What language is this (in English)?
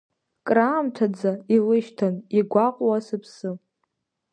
Abkhazian